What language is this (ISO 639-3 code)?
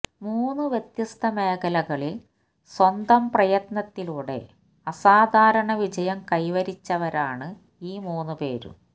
mal